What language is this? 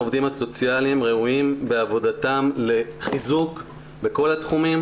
Hebrew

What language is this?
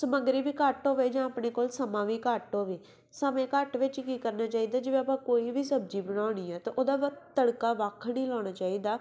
Punjabi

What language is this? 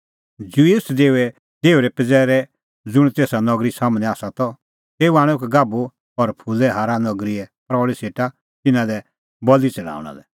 Kullu Pahari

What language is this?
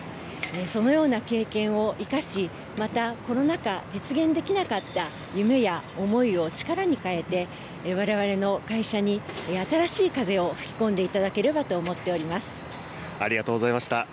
Japanese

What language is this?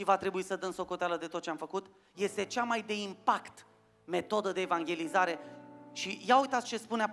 Romanian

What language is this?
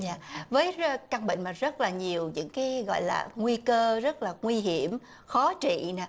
Vietnamese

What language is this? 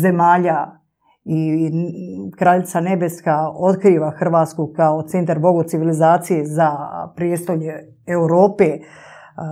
Croatian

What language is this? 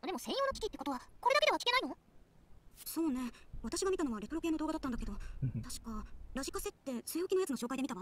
Japanese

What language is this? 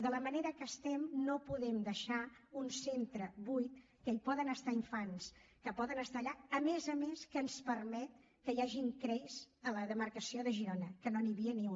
Catalan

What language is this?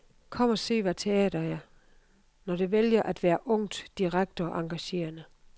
Danish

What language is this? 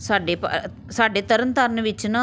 Punjabi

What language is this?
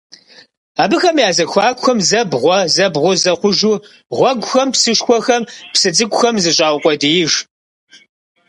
Kabardian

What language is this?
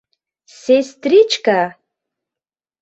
Mari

